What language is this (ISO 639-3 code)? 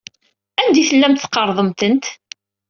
kab